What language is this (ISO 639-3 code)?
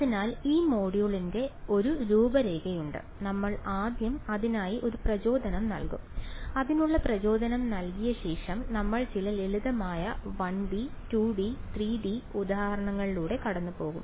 mal